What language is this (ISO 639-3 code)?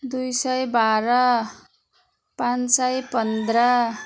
nep